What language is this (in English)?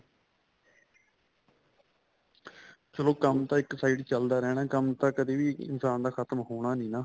Punjabi